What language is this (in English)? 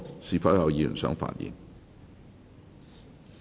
Cantonese